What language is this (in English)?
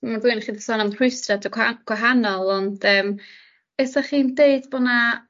Welsh